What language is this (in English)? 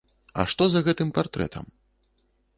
Belarusian